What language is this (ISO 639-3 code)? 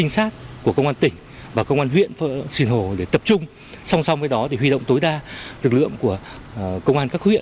vie